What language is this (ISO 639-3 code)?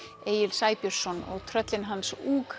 isl